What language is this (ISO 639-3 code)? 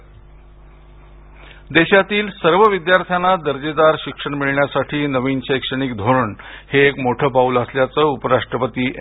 mar